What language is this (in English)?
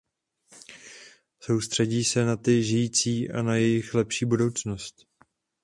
Czech